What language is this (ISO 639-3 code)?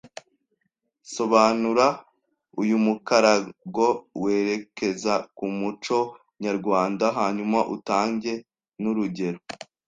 kin